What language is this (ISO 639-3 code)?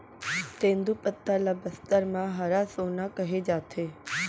hne